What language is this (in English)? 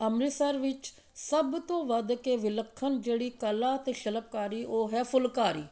Punjabi